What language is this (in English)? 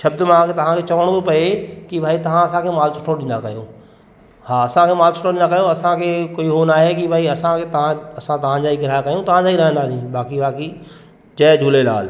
Sindhi